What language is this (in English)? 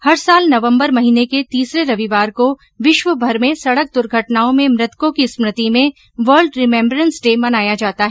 Hindi